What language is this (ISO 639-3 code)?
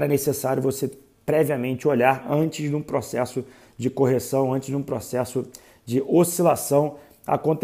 por